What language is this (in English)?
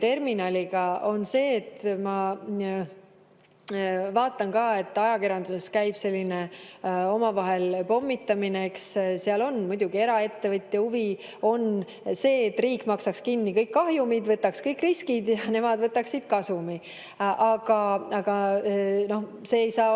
Estonian